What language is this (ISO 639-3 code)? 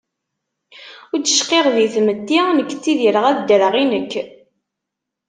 kab